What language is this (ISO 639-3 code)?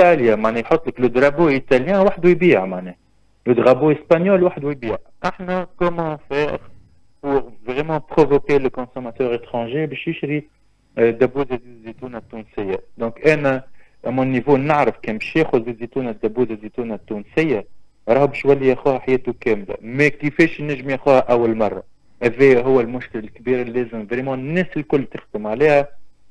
ara